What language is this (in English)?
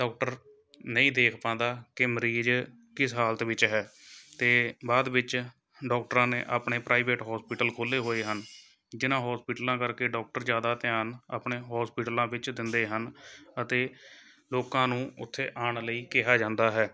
Punjabi